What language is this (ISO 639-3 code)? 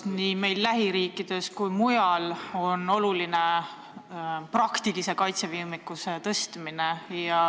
est